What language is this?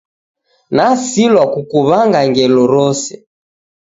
Taita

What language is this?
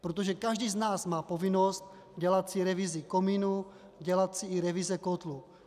Czech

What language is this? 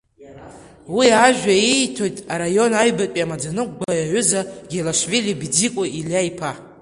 Abkhazian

